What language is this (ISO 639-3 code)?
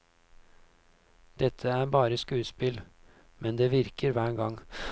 nor